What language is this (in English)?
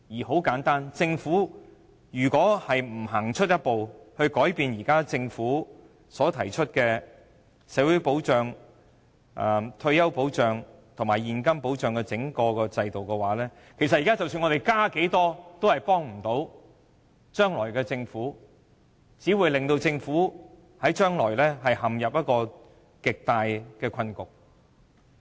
Cantonese